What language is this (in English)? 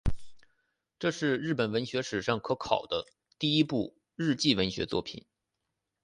Chinese